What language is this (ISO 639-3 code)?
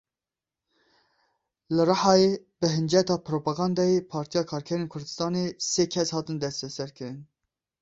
kur